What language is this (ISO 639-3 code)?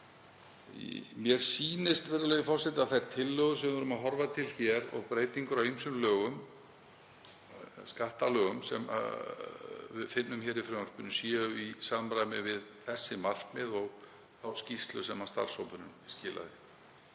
isl